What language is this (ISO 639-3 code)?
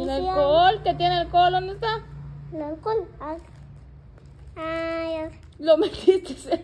spa